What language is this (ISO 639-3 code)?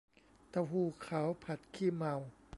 tha